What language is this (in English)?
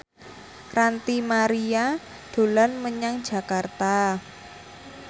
Javanese